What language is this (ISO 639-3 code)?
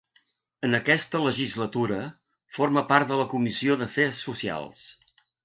cat